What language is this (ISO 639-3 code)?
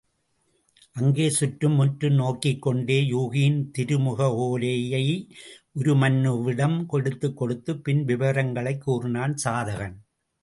tam